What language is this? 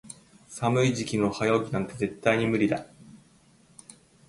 Japanese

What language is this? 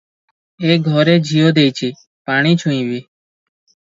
Odia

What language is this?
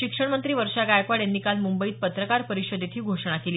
Marathi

